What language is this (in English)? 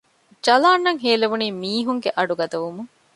Divehi